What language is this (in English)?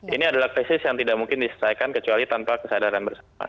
Indonesian